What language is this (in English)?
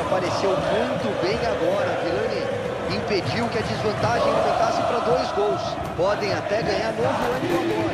Portuguese